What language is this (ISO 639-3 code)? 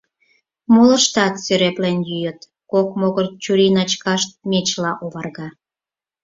chm